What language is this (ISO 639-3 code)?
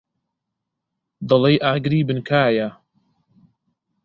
ckb